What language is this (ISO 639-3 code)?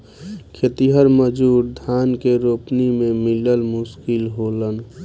bho